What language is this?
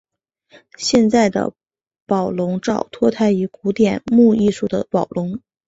Chinese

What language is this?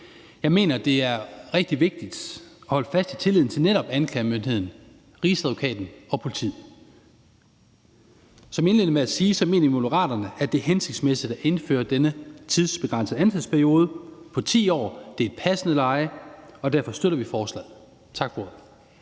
Danish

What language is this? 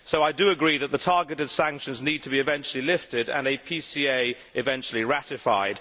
English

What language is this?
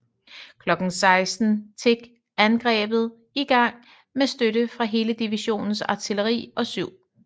Danish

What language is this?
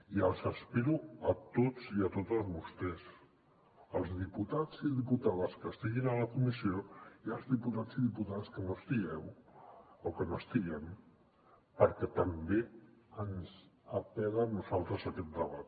Catalan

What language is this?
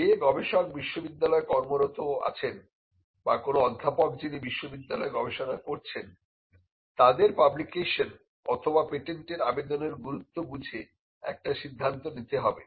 Bangla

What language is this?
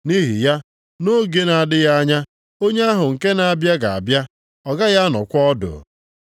Igbo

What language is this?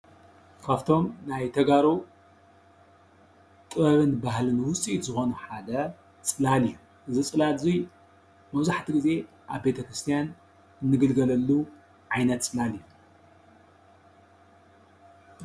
Tigrinya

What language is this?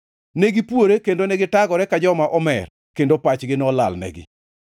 Luo (Kenya and Tanzania)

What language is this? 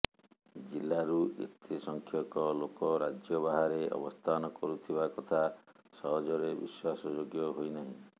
Odia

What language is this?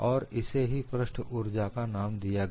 Hindi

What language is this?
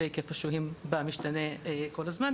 Hebrew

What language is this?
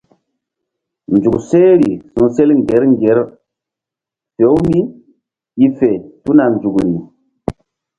Mbum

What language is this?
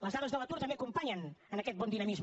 Catalan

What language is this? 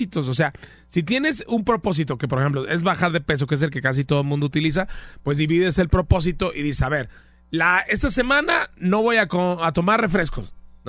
Spanish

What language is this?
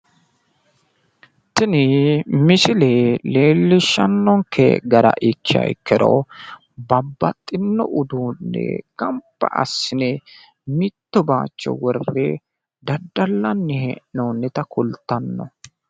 Sidamo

